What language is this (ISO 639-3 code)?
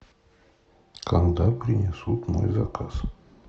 rus